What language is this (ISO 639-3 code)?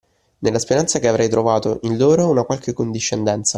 ita